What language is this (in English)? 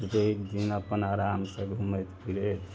Maithili